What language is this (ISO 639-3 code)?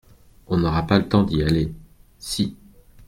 fra